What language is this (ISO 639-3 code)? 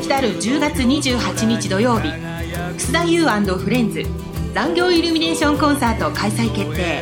jpn